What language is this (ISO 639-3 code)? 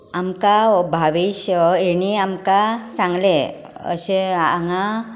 kok